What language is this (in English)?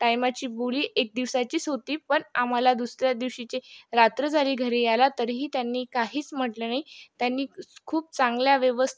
Marathi